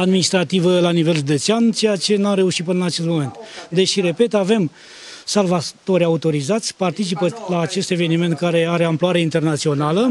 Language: Romanian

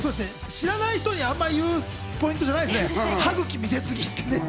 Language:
Japanese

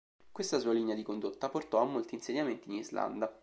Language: Italian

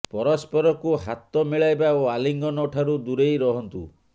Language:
Odia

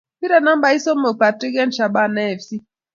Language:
Kalenjin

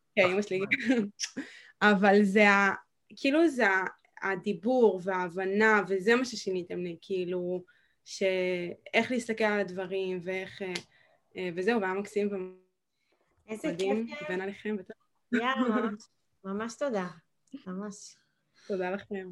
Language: Hebrew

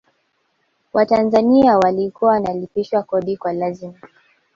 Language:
Swahili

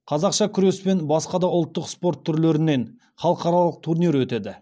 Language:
Kazakh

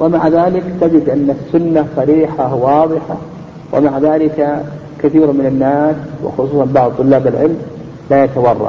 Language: Arabic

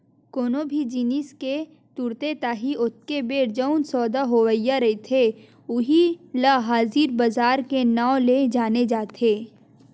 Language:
Chhattisgarhi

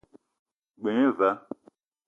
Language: Eton (Cameroon)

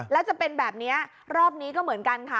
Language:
Thai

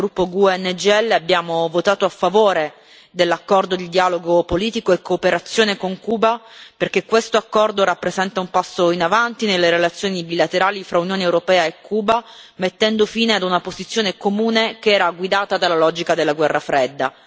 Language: Italian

